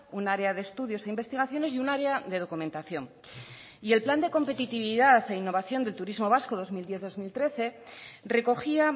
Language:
Spanish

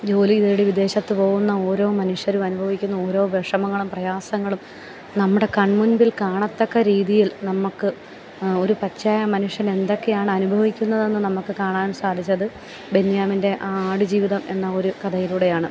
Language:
Malayalam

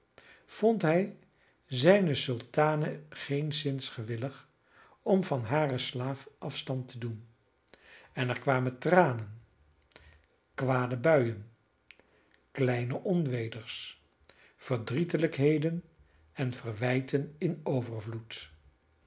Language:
Dutch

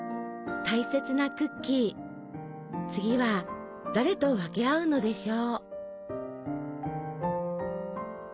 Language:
Japanese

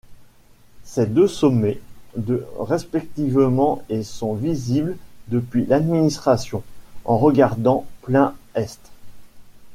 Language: French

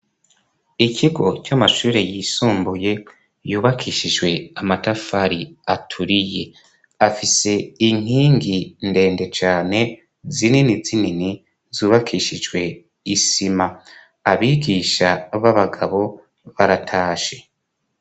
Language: Rundi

